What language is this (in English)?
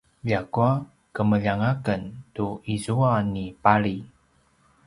Paiwan